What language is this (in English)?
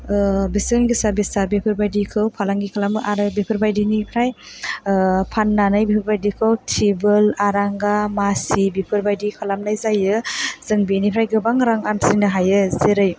Bodo